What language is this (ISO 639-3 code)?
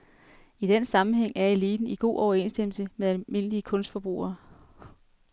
dan